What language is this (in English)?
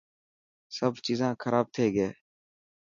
Dhatki